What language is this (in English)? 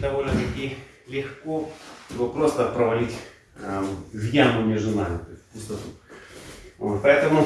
Russian